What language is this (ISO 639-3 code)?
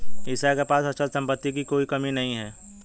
hin